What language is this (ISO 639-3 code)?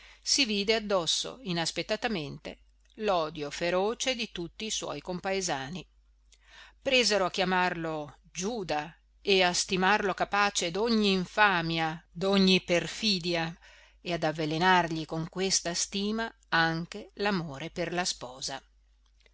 ita